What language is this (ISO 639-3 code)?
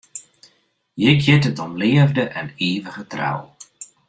fry